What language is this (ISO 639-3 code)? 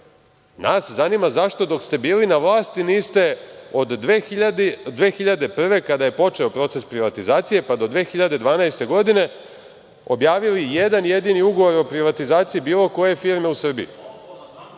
srp